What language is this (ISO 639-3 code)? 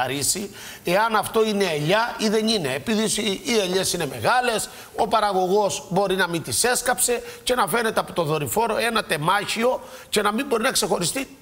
ell